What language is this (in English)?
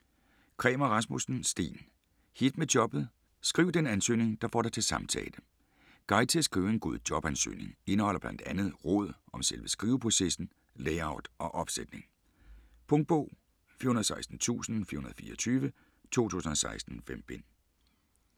Danish